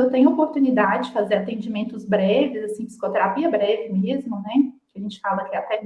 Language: Portuguese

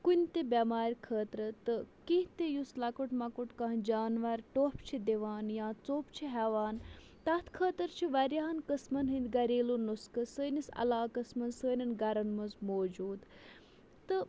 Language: Kashmiri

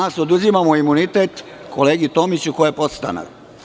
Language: Serbian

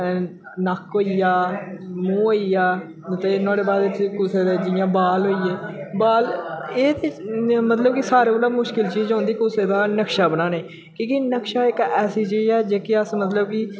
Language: Dogri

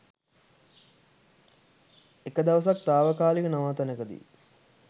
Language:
Sinhala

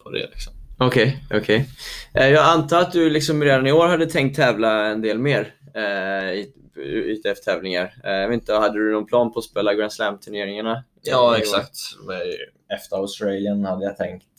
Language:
Swedish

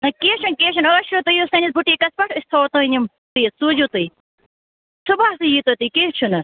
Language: Kashmiri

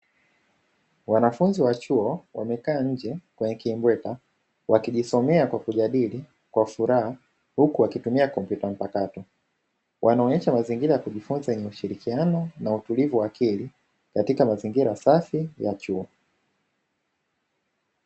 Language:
Swahili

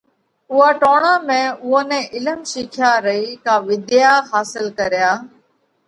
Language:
Parkari Koli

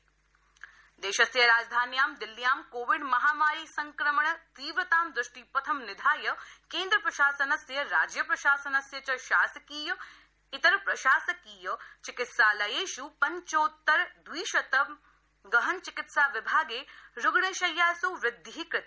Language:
Sanskrit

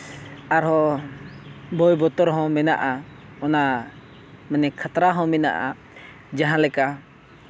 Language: Santali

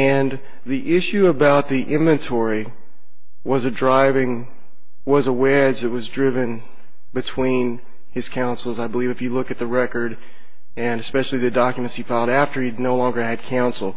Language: English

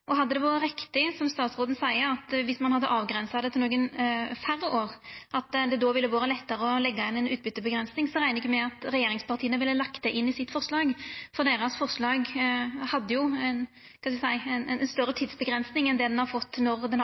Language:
Norwegian Nynorsk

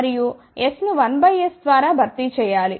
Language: Telugu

